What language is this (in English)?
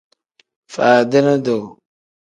Tem